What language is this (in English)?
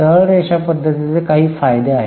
Marathi